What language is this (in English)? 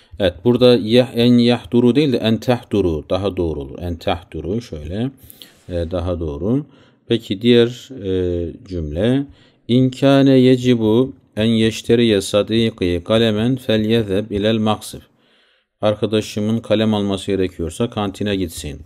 Turkish